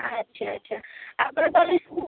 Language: Odia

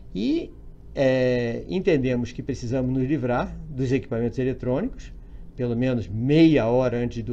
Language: Portuguese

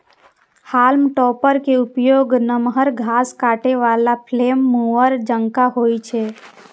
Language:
Maithili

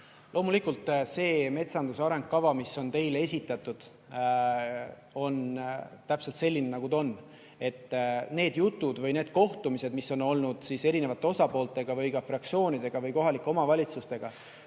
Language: Estonian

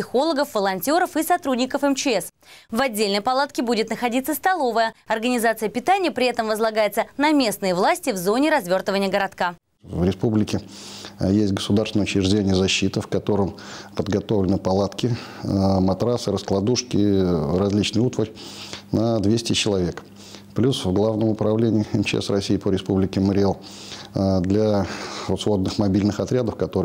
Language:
Russian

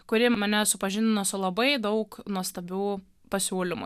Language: Lithuanian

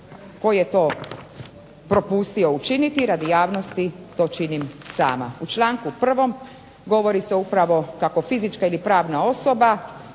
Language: Croatian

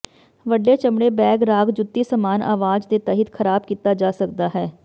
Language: Punjabi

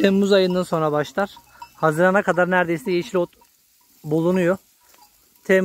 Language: Turkish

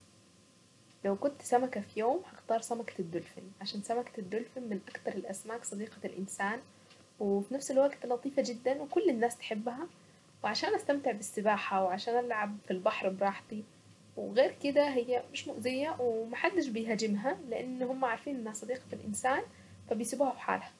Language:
Saidi Arabic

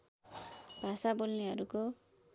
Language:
Nepali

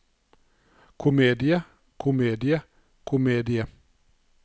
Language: Norwegian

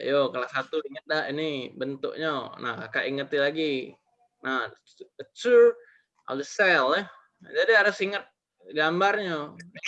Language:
Indonesian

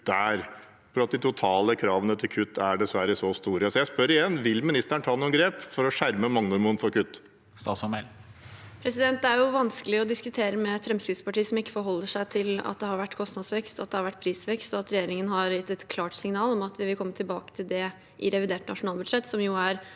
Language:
Norwegian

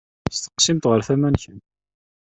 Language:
Kabyle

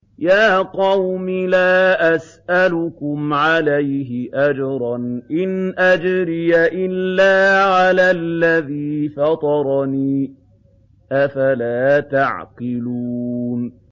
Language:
Arabic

